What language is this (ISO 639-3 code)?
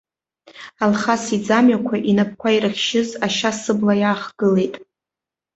abk